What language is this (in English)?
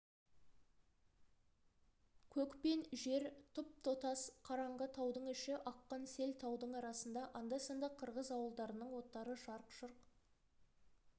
Kazakh